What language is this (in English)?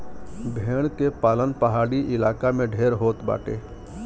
Bhojpuri